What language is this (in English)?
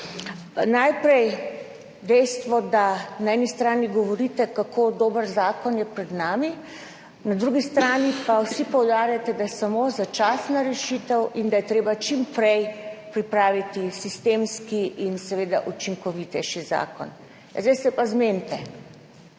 Slovenian